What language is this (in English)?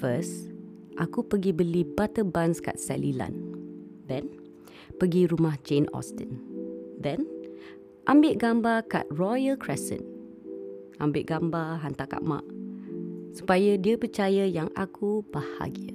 Malay